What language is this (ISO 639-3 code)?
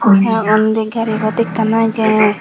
ccp